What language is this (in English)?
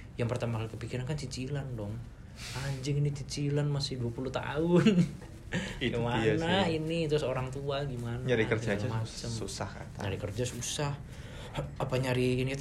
Indonesian